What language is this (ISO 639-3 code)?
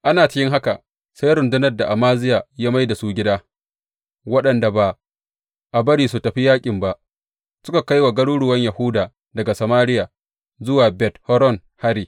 hau